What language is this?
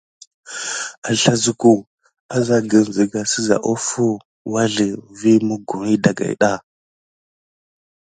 Gidar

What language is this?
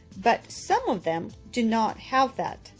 English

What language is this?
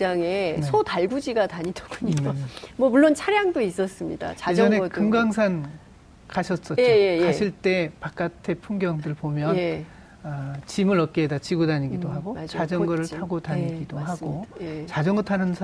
Korean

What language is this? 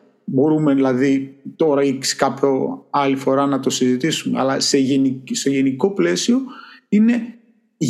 Greek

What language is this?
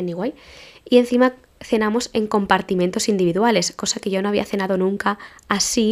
Spanish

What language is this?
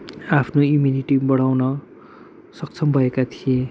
Nepali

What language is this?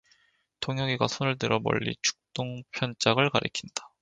Korean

